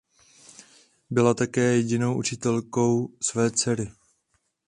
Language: Czech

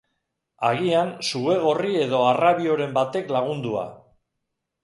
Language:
Basque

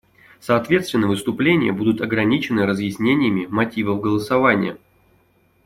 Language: Russian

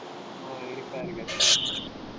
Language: Tamil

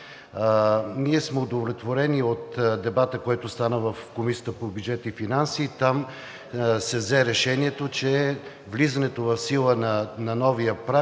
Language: Bulgarian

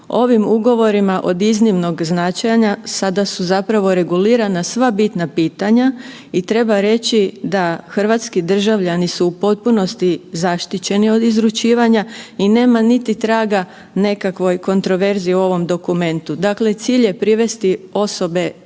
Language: Croatian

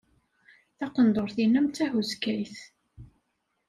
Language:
Kabyle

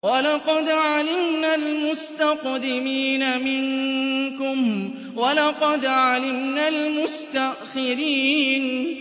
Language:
Arabic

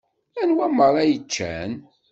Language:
Kabyle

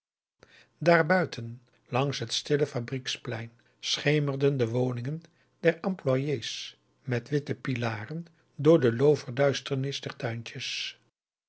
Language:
Dutch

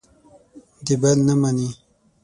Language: Pashto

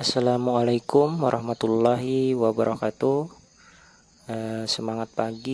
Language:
Indonesian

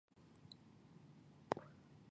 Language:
Chinese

